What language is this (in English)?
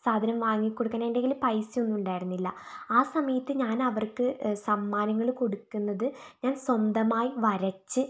Malayalam